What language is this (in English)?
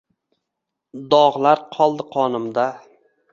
Uzbek